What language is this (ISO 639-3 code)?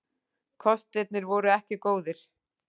isl